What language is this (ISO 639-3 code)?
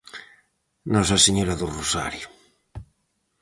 glg